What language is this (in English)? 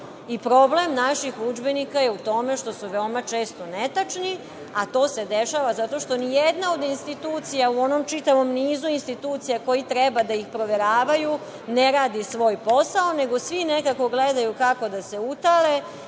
Serbian